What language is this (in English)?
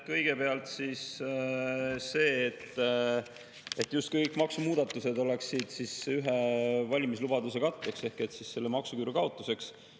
Estonian